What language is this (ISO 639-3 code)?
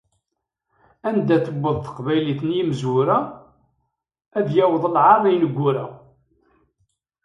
kab